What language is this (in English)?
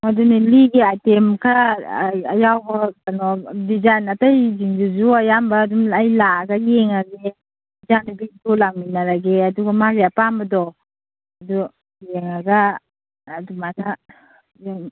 Manipuri